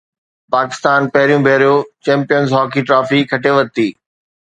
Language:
Sindhi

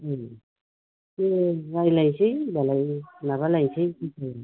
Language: Bodo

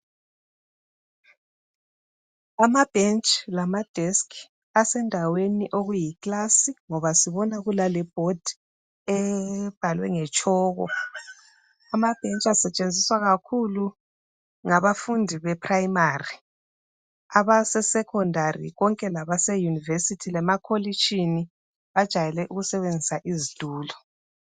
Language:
North Ndebele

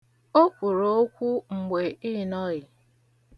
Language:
Igbo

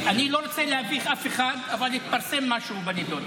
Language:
Hebrew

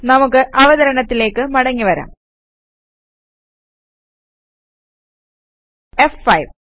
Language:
Malayalam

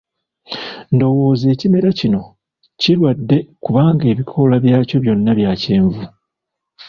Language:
Ganda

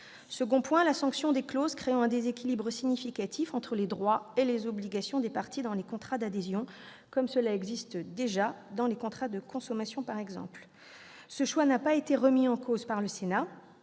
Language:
French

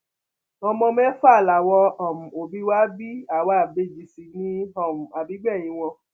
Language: Yoruba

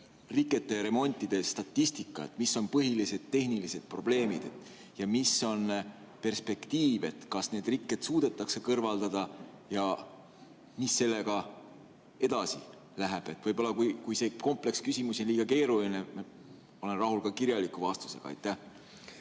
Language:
Estonian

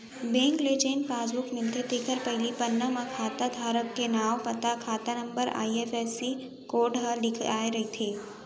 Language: Chhattisgarhi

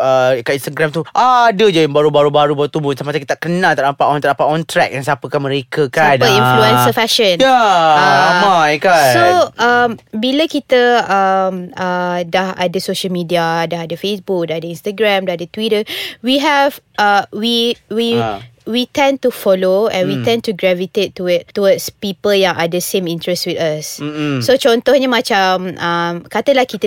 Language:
Malay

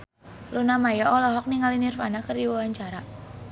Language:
Sundanese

